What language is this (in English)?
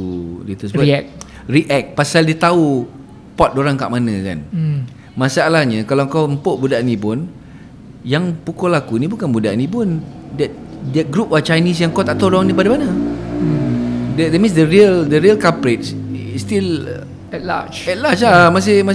Malay